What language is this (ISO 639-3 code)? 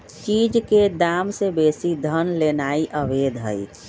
mag